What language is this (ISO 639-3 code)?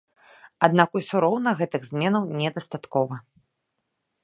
bel